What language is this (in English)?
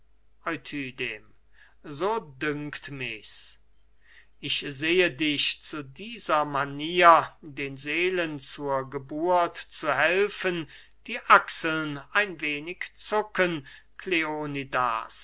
German